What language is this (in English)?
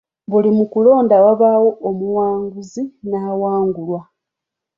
Ganda